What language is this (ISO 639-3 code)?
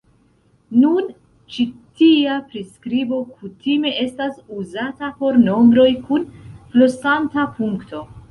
epo